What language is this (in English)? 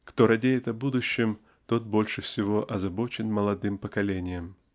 Russian